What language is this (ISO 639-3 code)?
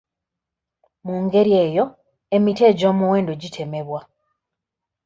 lug